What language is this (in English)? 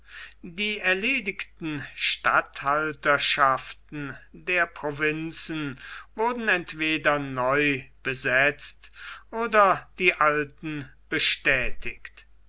German